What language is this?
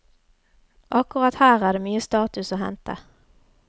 Norwegian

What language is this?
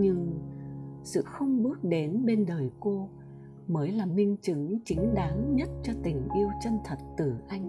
Vietnamese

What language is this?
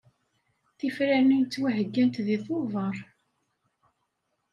Kabyle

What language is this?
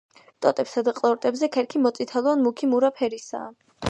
Georgian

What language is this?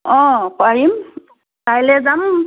Assamese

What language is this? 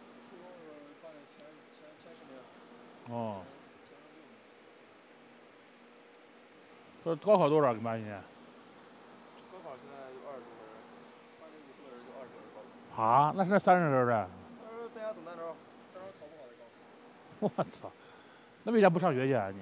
Chinese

